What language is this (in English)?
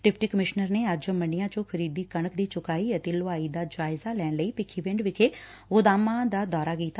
Punjabi